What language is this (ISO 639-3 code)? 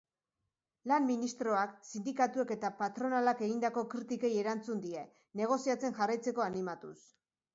eus